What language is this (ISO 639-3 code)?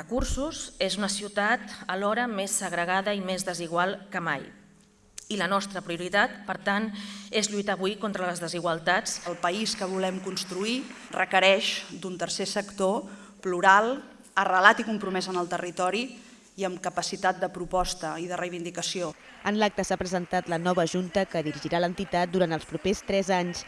cat